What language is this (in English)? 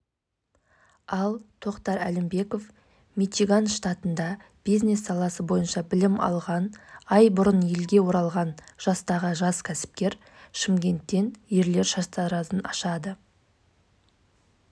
Kazakh